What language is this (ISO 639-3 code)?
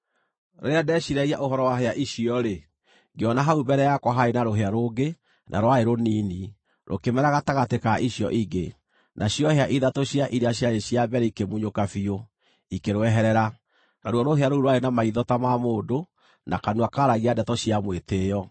kik